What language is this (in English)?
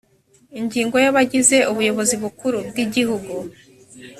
Kinyarwanda